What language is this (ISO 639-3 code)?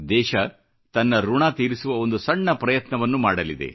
kan